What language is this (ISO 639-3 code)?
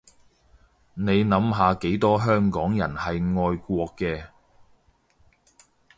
yue